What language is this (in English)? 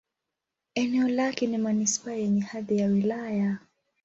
Swahili